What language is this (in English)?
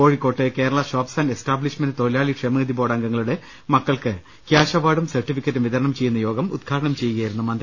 Malayalam